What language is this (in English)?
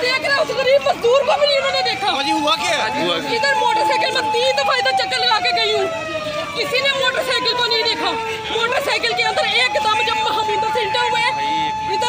Thai